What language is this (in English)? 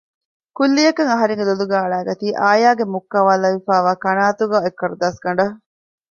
Divehi